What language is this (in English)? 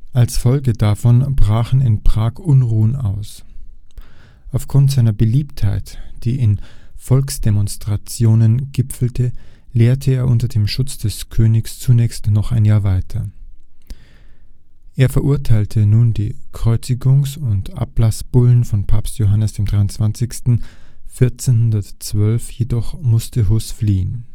German